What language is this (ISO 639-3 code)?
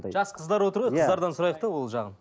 kaz